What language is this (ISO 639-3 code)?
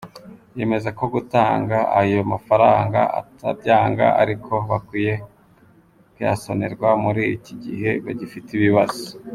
kin